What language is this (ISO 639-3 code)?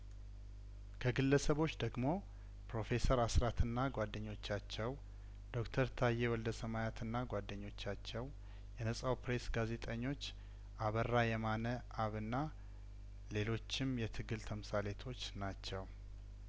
amh